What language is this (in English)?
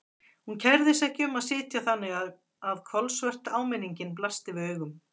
Icelandic